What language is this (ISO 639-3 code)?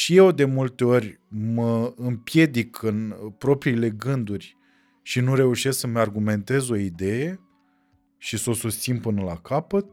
ron